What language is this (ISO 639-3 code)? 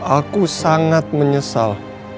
ind